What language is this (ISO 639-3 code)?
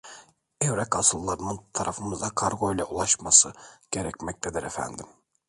tur